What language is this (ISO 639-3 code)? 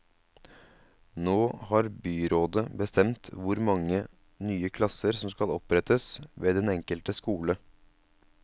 nor